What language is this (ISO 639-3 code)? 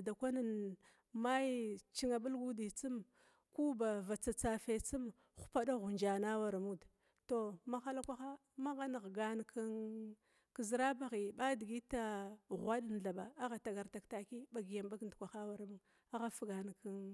glw